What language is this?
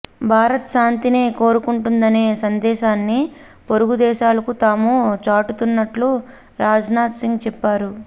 Telugu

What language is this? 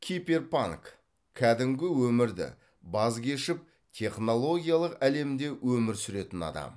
Kazakh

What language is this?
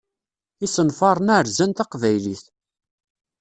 Kabyle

